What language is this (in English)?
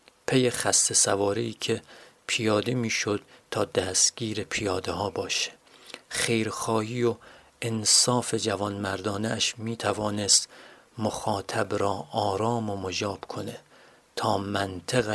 Persian